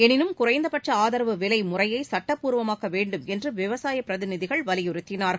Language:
Tamil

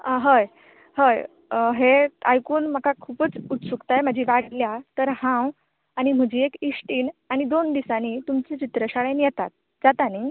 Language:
Konkani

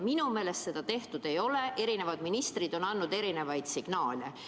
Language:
Estonian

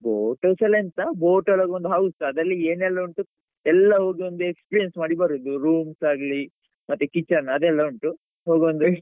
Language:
Kannada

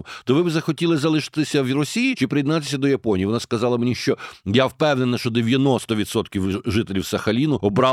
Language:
Ukrainian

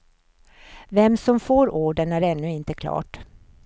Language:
Swedish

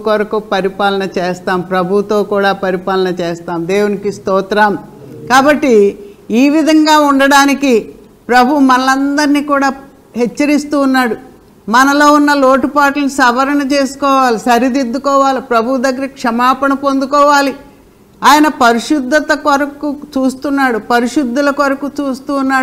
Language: Telugu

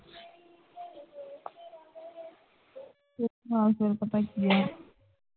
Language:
Punjabi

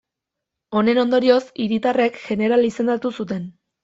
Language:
Basque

